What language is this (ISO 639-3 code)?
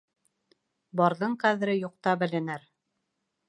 bak